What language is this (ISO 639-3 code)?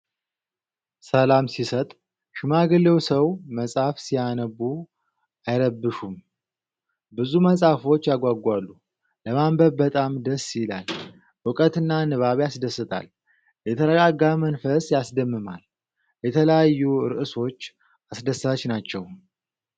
amh